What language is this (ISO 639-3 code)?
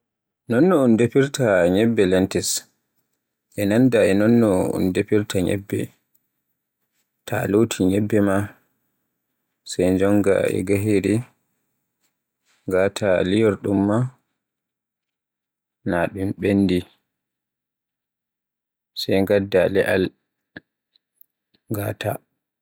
fue